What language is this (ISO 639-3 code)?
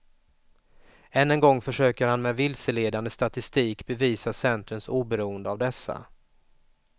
swe